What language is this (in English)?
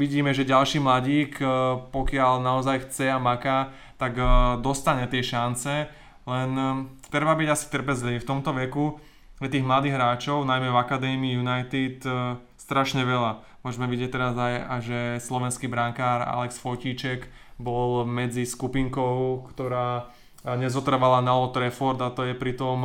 Slovak